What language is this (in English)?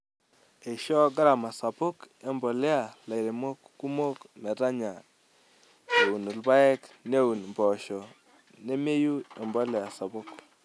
Masai